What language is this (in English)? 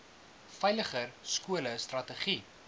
Afrikaans